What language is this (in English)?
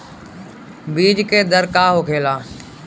Bhojpuri